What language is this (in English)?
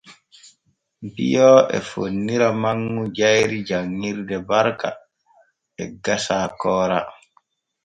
Borgu Fulfulde